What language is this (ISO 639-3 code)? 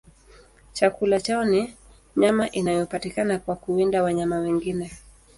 swa